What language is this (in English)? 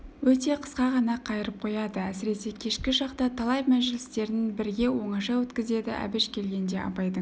Kazakh